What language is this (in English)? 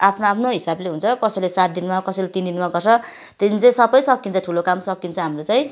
Nepali